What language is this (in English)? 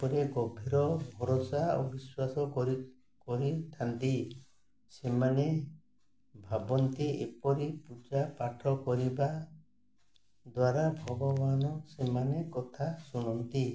Odia